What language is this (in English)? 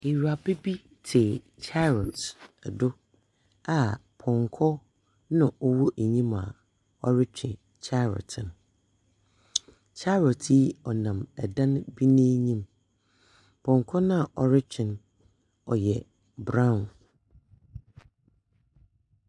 Akan